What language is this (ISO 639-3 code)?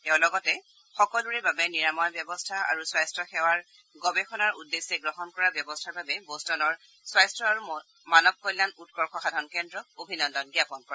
asm